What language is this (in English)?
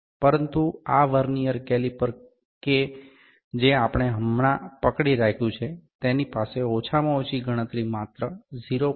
Gujarati